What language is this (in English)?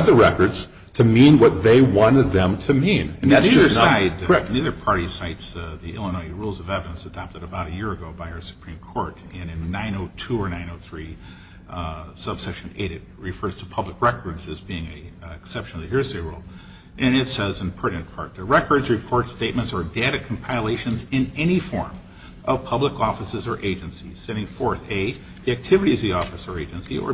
English